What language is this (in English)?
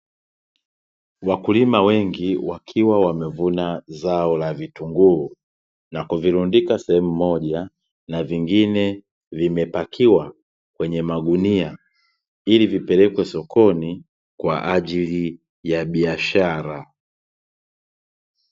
Swahili